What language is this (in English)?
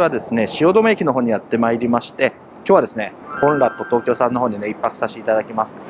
Japanese